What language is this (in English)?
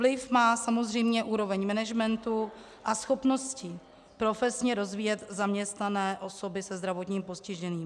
Czech